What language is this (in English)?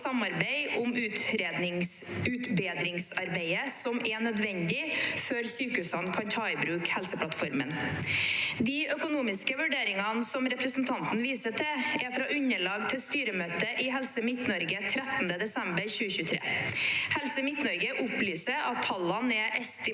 Norwegian